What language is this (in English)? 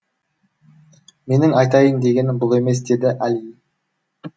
Kazakh